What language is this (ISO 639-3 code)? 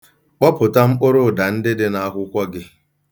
ibo